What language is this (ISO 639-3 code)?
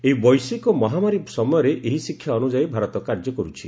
ori